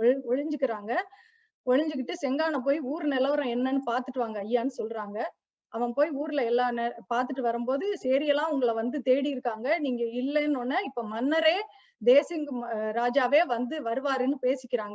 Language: Tamil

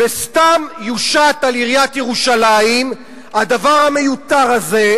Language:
Hebrew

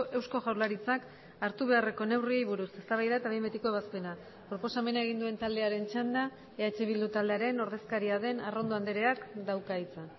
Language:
Basque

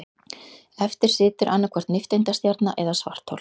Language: Icelandic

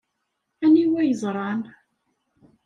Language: Kabyle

